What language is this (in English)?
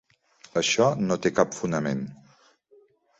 Catalan